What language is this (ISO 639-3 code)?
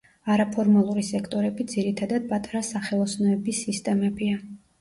kat